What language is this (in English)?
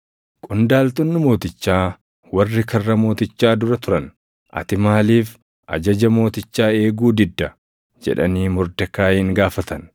Oromo